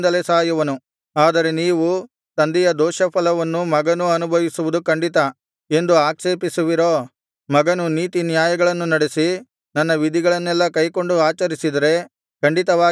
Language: Kannada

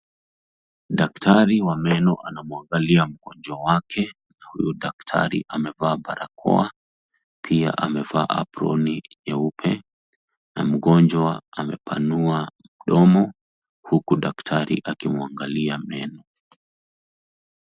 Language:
Swahili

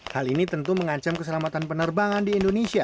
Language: Indonesian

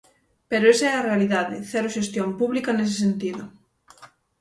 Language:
Galician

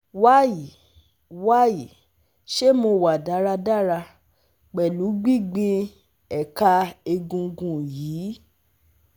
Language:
Yoruba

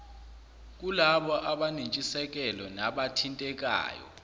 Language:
Zulu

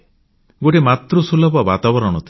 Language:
Odia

